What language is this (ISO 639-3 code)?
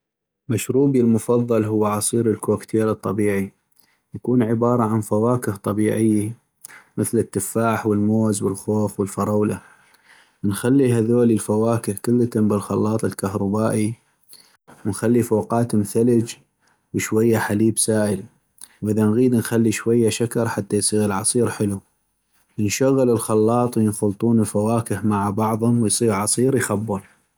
ayp